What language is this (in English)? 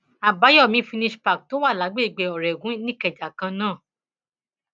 Yoruba